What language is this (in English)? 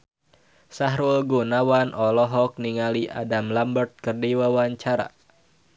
Sundanese